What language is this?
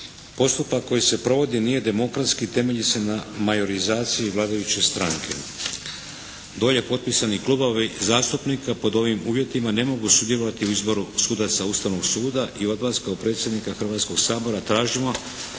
Croatian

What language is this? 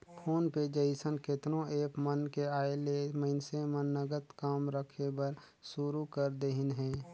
Chhattisgarhi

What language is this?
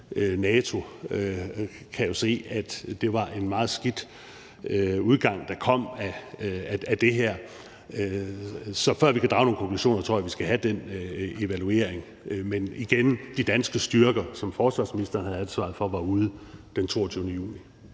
Danish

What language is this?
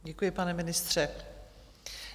Czech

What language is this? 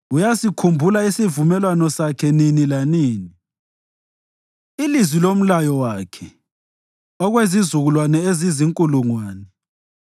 North Ndebele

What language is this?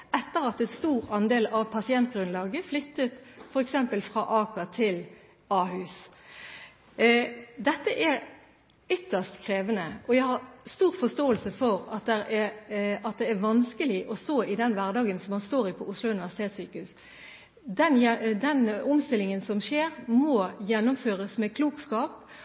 Norwegian Bokmål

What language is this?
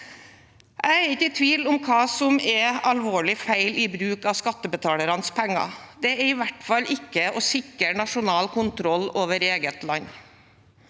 Norwegian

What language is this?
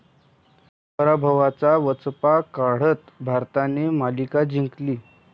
Marathi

